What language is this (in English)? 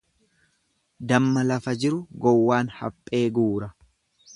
Oromo